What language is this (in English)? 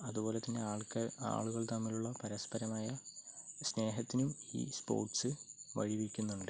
Malayalam